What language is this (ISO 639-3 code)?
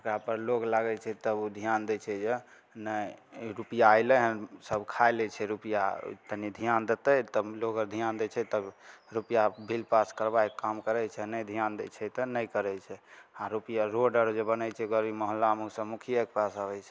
mai